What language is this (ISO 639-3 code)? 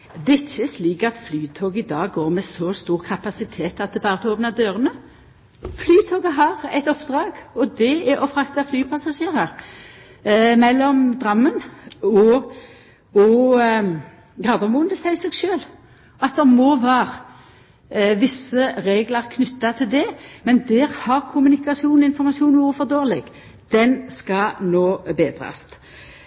nno